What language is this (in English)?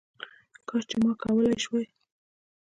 Pashto